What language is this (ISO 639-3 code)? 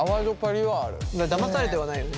jpn